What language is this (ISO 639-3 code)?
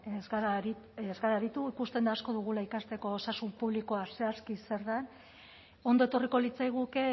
eus